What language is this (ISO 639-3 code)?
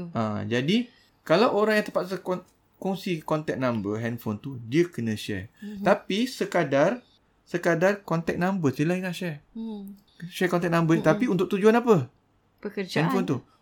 msa